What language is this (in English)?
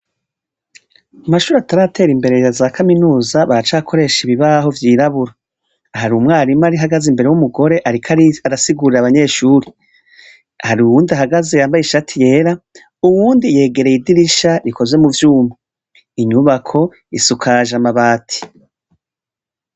Rundi